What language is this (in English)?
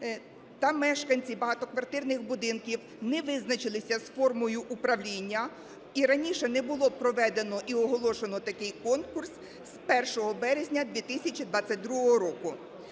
Ukrainian